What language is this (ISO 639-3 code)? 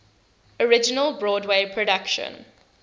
eng